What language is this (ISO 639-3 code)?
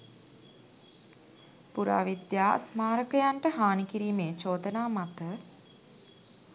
sin